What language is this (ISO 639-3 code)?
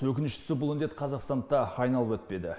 kaz